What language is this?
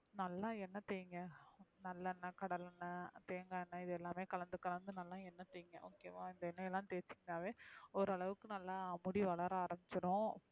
Tamil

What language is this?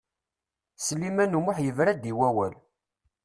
Kabyle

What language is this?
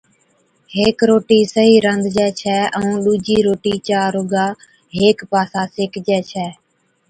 Od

